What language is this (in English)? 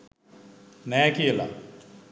Sinhala